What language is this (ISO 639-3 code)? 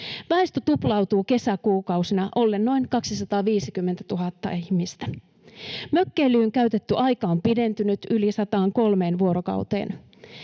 fin